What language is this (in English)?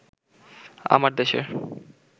Bangla